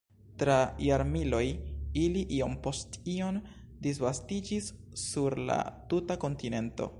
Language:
Esperanto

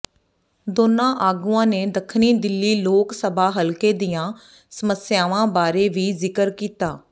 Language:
Punjabi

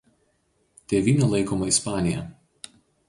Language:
Lithuanian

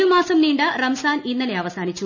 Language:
Malayalam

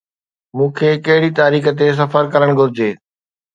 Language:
Sindhi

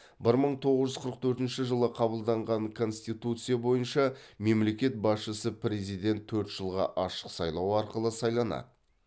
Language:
Kazakh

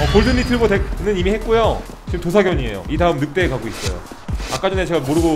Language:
Korean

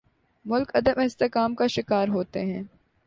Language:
Urdu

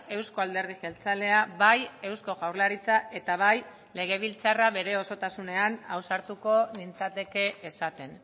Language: Basque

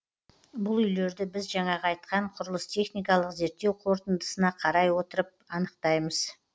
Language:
Kazakh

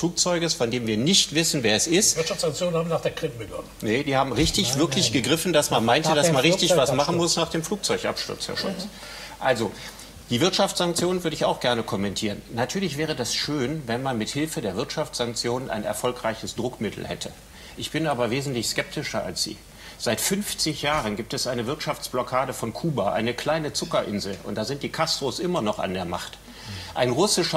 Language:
German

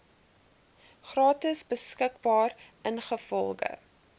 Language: Afrikaans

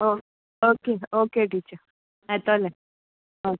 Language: Konkani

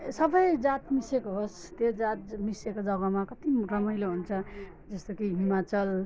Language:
Nepali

